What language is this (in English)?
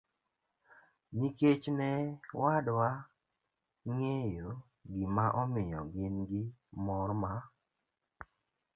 Luo (Kenya and Tanzania)